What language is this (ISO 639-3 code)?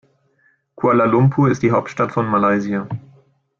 deu